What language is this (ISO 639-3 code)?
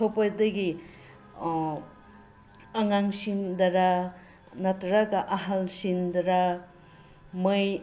mni